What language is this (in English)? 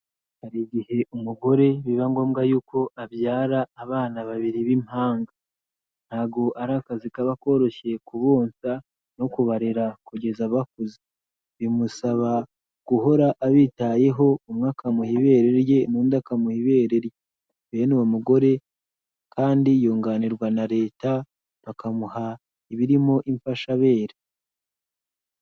Kinyarwanda